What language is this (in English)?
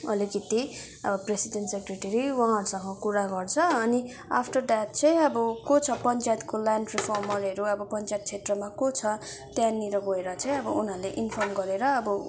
Nepali